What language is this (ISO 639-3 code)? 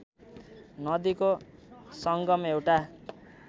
nep